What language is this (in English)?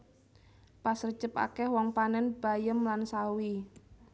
Javanese